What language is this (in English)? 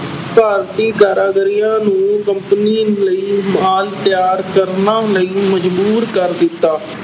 Punjabi